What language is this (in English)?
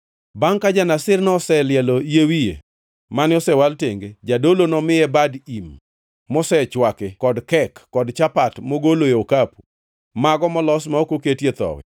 Luo (Kenya and Tanzania)